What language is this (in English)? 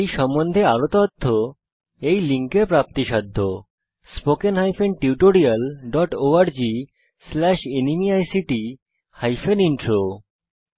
Bangla